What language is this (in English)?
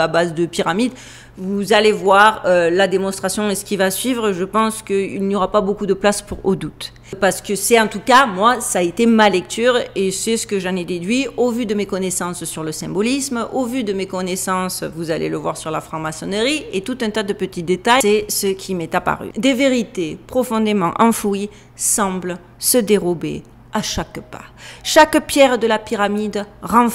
French